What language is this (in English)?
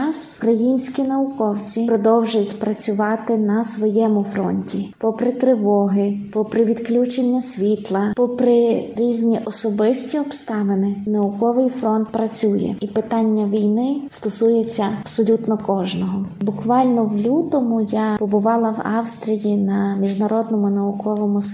Ukrainian